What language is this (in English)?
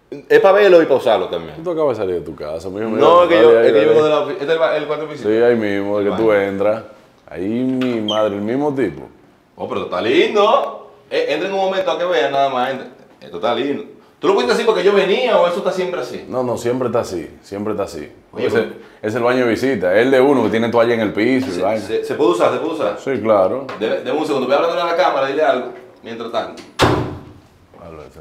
Spanish